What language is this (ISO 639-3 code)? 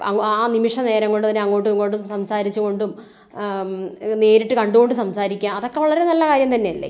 mal